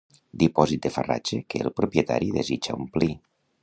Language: Catalan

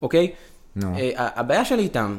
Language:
Hebrew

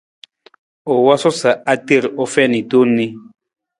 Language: Nawdm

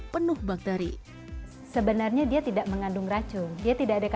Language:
Indonesian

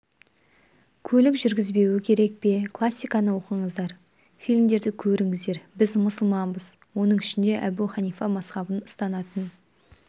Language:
Kazakh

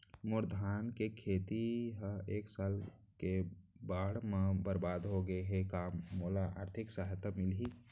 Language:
Chhattisgarhi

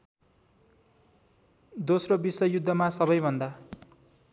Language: Nepali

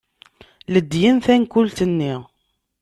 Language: Kabyle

